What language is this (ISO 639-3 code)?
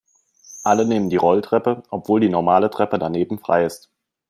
deu